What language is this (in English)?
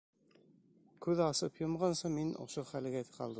Bashkir